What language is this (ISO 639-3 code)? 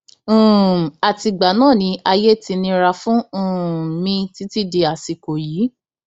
yor